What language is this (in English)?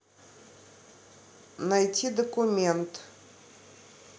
Russian